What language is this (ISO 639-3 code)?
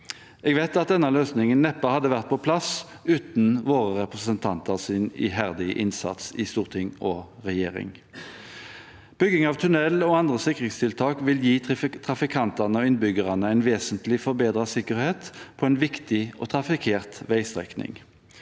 nor